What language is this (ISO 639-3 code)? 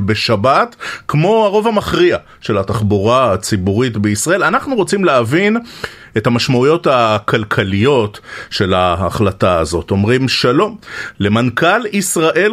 heb